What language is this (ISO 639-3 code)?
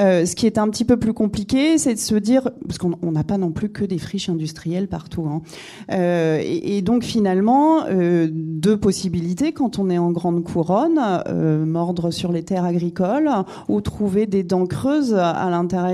fra